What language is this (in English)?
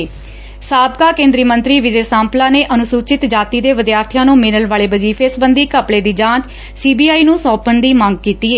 Punjabi